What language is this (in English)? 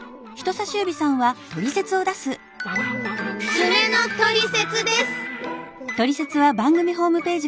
Japanese